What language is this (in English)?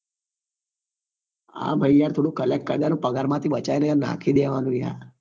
Gujarati